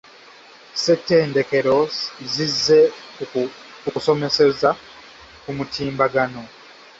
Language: Ganda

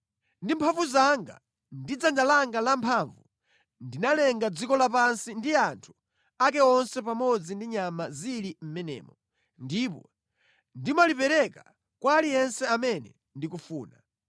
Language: Nyanja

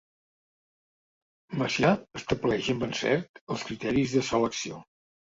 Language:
Catalan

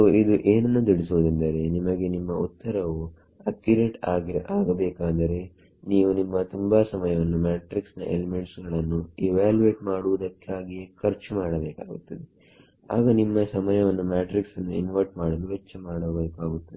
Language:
Kannada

